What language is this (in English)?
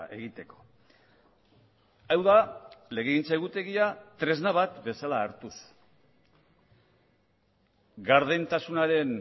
Basque